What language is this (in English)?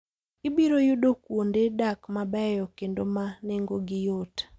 Luo (Kenya and Tanzania)